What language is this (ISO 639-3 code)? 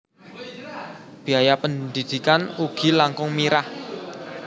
jav